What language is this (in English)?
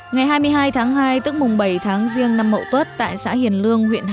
Vietnamese